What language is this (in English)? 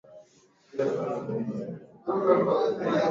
Swahili